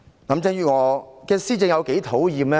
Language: Cantonese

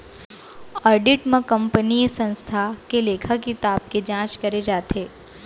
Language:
Chhattisgarhi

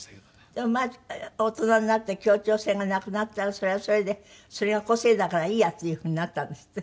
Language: Japanese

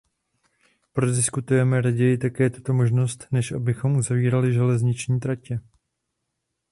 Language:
Czech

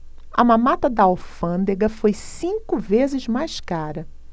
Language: Portuguese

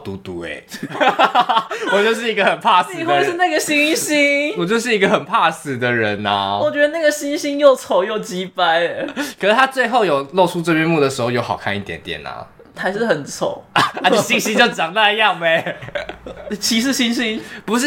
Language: Chinese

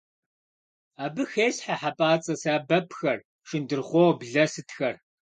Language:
Kabardian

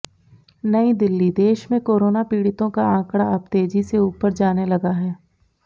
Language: Hindi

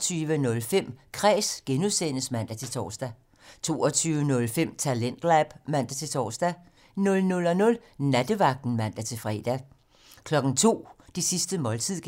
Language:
Danish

